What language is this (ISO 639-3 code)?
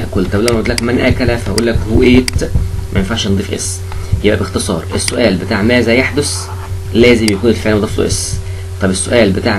ara